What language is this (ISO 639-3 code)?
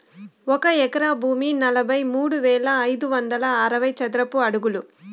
tel